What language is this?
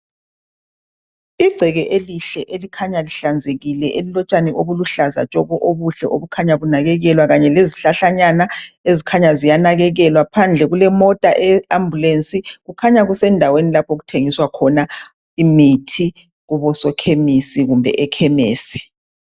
North Ndebele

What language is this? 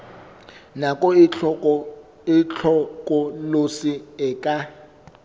Southern Sotho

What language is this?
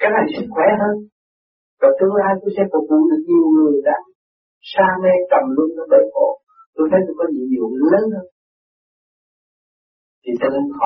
Vietnamese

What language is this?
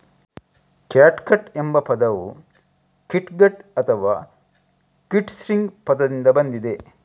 Kannada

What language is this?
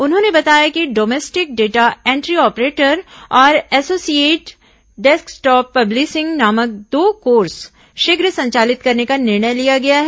Hindi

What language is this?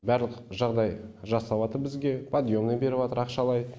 Kazakh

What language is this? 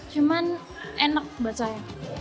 Indonesian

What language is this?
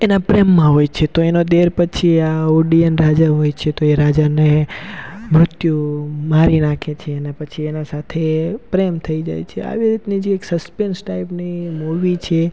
Gujarati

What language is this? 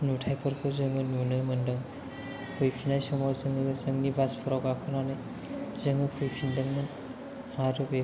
Bodo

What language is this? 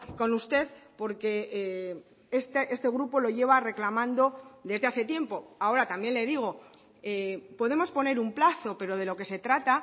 Spanish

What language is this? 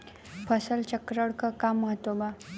Bhojpuri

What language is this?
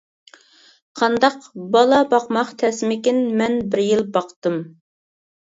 Uyghur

